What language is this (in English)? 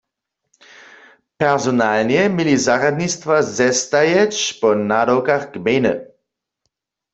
Upper Sorbian